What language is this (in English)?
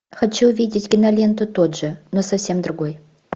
Russian